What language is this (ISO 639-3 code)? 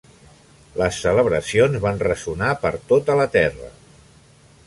cat